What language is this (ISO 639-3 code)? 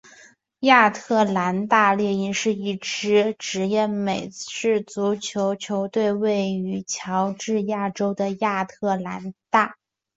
zho